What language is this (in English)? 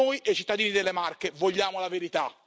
Italian